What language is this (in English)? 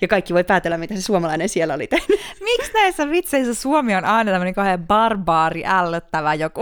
Finnish